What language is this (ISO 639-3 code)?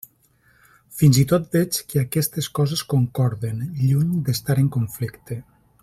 cat